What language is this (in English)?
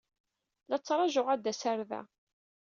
Kabyle